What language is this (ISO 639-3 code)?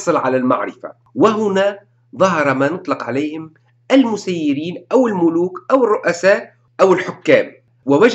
ara